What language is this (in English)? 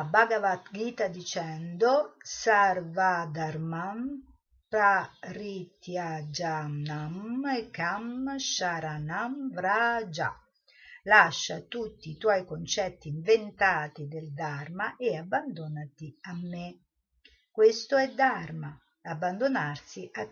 Italian